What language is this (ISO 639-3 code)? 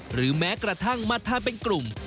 tha